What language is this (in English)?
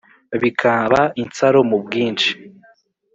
Kinyarwanda